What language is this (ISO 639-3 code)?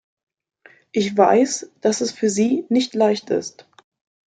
deu